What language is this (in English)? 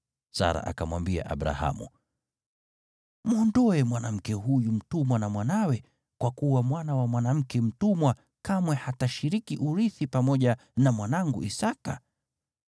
Swahili